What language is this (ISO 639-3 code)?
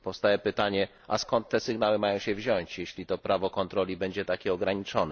pol